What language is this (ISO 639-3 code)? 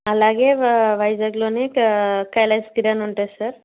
tel